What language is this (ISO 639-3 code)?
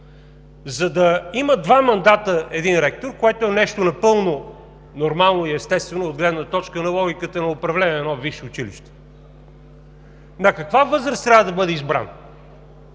bul